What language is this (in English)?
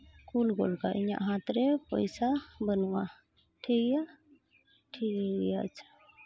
Santali